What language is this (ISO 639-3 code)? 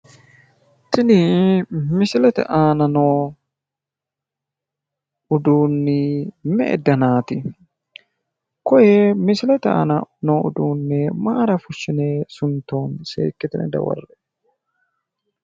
sid